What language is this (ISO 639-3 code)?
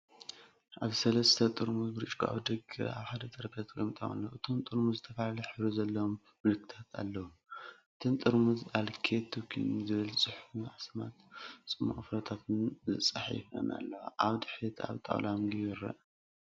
tir